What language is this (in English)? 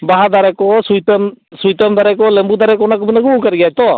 Santali